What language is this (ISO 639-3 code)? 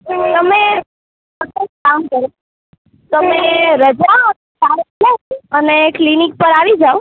guj